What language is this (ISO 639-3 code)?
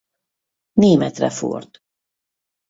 hun